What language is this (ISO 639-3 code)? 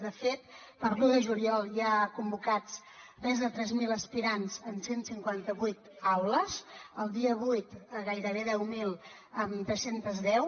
cat